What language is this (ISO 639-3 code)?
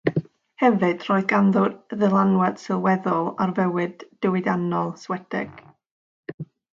cym